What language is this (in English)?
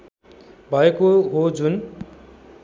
Nepali